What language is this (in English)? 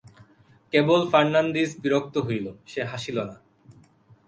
Bangla